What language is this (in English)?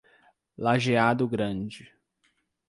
Portuguese